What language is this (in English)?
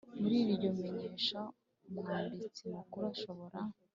Kinyarwanda